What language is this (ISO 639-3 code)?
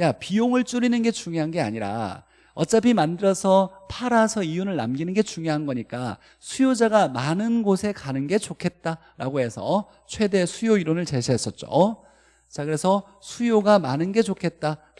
kor